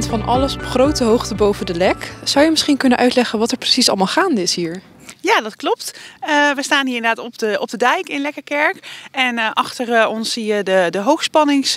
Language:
Dutch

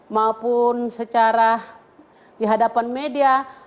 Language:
Indonesian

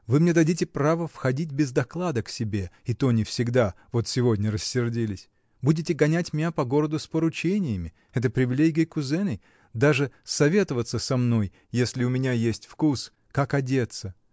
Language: Russian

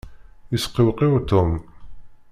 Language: Kabyle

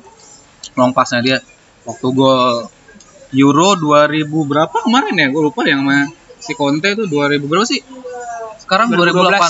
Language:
Indonesian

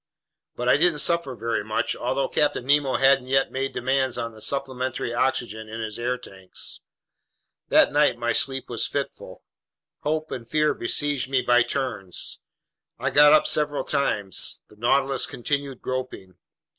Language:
English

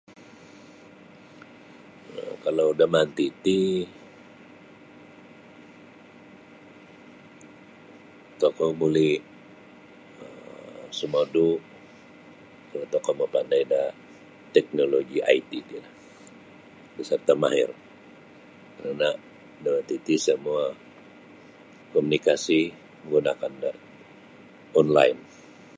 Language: Sabah Bisaya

